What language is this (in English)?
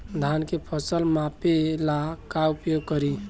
Bhojpuri